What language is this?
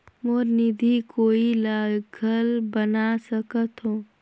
Chhattisgarhi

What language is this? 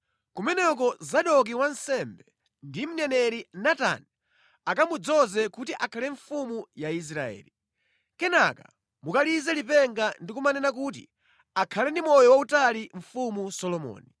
Nyanja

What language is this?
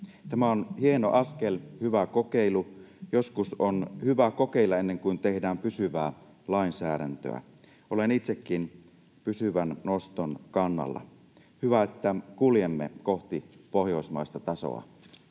Finnish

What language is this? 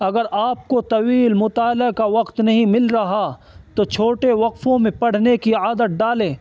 Urdu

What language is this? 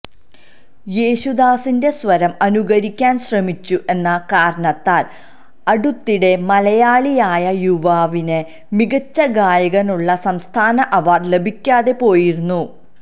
Malayalam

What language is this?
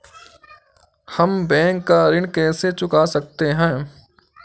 Hindi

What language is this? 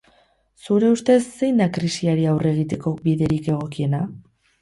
Basque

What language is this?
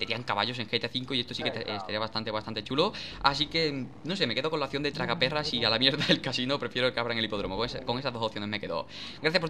Spanish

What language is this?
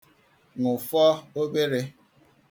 Igbo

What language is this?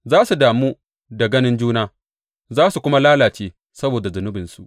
Hausa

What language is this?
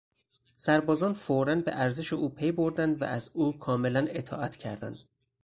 Persian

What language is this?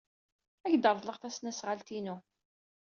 Kabyle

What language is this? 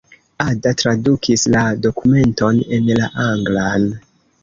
Esperanto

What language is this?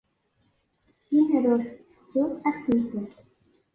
Kabyle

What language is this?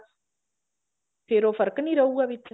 Punjabi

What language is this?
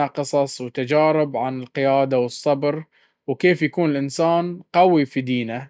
Baharna Arabic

